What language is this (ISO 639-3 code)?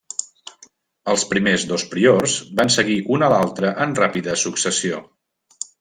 cat